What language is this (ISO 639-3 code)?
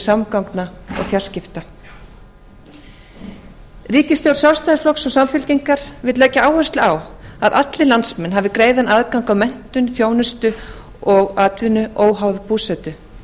isl